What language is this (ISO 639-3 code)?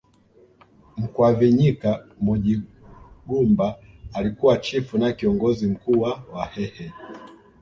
swa